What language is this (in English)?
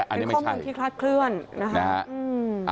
Thai